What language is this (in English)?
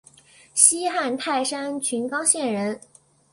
Chinese